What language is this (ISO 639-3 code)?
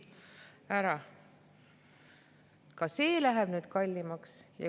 est